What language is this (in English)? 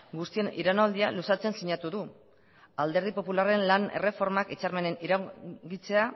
Basque